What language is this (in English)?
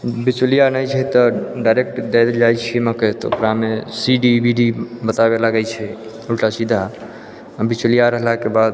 Maithili